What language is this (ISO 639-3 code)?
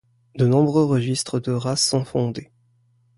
fra